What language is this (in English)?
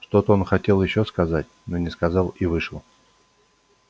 Russian